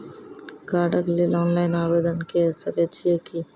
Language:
Maithili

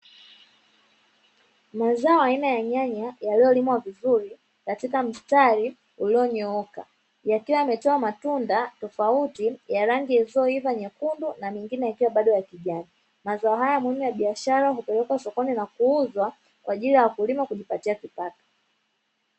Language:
Swahili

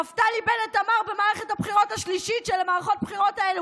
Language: Hebrew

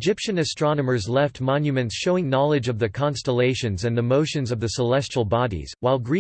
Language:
English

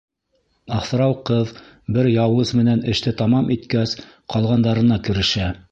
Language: Bashkir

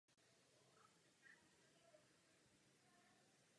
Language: Czech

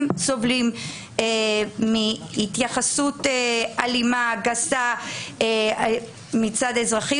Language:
Hebrew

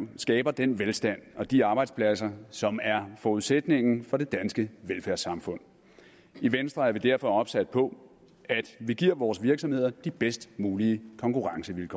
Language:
Danish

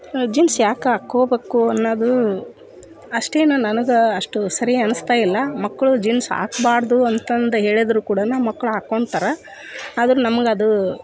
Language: Kannada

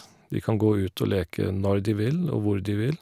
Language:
Norwegian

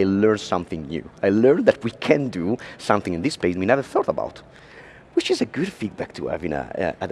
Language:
English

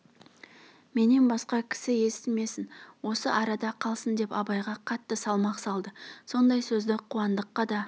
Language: Kazakh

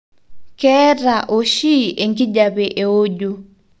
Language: Masai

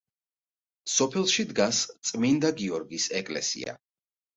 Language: Georgian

